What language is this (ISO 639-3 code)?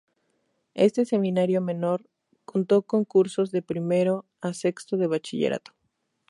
spa